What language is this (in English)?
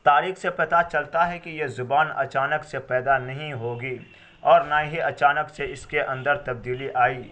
Urdu